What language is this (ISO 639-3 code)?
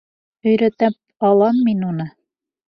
bak